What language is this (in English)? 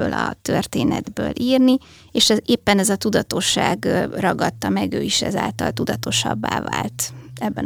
Hungarian